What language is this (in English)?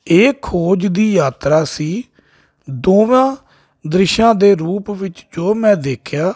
Punjabi